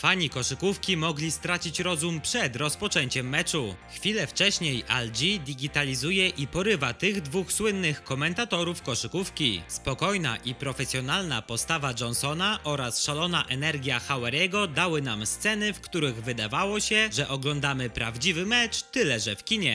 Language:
Polish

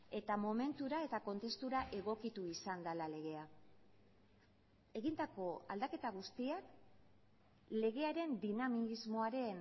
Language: Basque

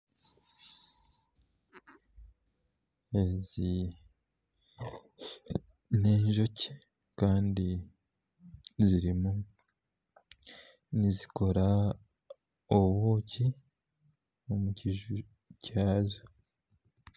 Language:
Nyankole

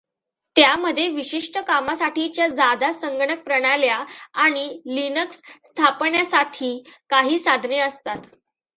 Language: Marathi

